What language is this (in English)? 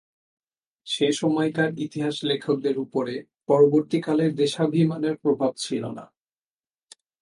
Bangla